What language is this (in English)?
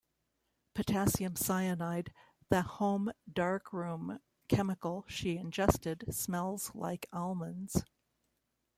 English